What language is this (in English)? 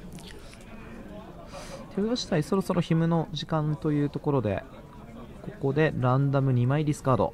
Japanese